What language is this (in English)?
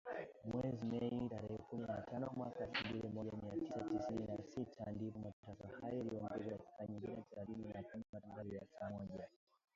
Swahili